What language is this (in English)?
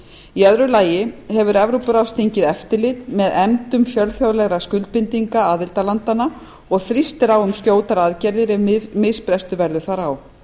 Icelandic